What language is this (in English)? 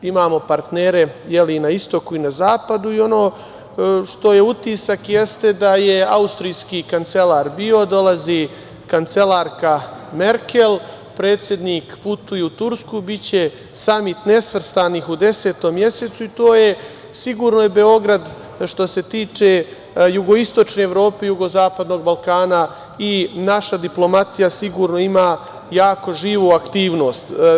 Serbian